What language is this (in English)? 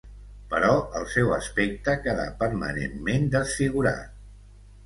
Catalan